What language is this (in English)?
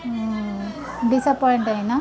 Telugu